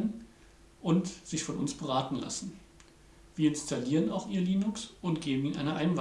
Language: German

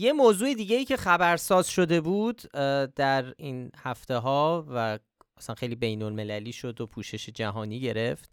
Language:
Persian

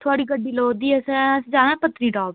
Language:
Dogri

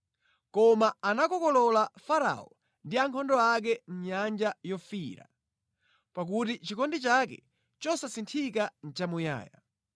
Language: Nyanja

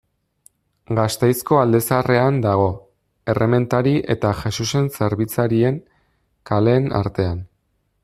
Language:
Basque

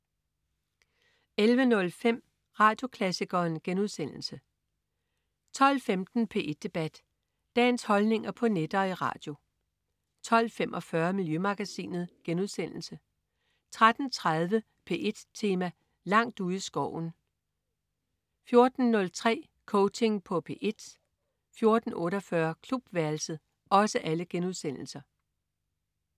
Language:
Danish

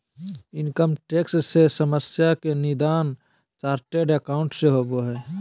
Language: Magahi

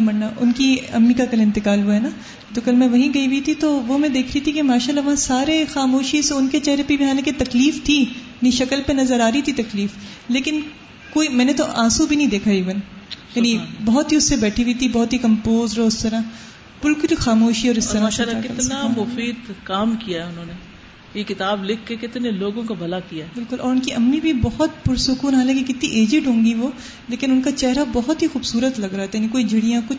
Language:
Urdu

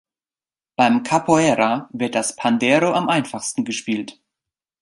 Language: German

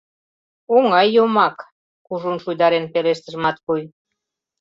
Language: Mari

